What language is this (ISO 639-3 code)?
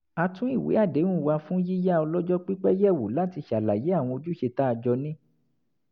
yor